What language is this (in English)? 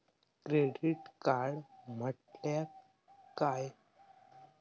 Marathi